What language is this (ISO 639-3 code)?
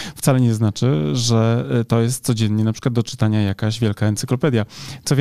pol